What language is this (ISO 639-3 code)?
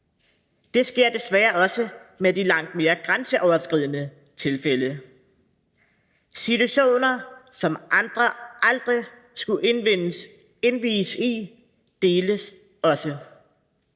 dan